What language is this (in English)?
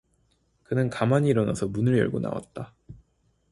Korean